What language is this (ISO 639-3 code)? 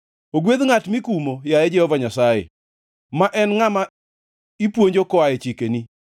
luo